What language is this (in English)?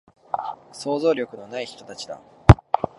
Japanese